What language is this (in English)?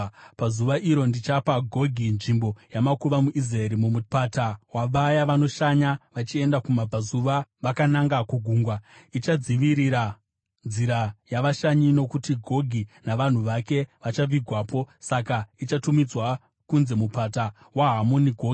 Shona